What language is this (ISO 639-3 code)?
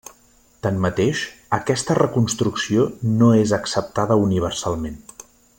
cat